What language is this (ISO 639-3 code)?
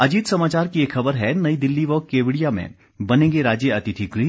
hin